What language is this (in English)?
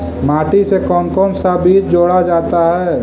Magahi